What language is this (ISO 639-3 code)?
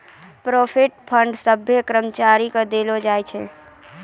mai